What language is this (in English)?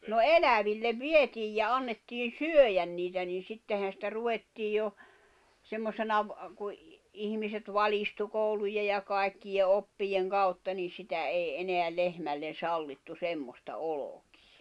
Finnish